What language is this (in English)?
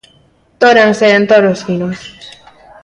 Galician